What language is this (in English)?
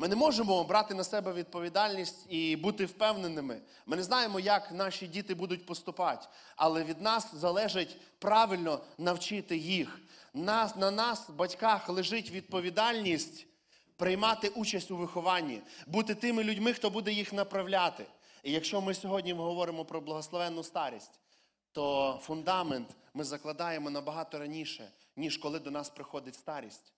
Ukrainian